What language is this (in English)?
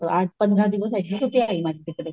Marathi